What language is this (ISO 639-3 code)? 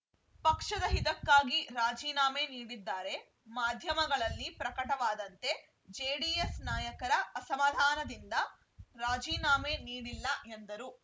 kan